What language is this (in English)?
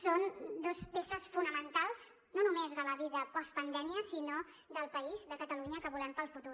Catalan